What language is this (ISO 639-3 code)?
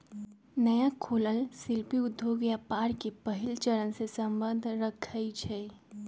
mag